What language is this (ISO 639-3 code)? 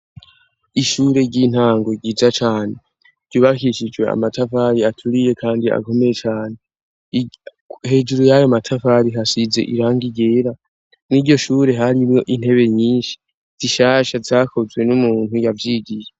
run